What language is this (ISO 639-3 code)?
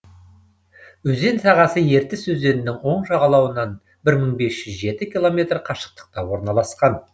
kaz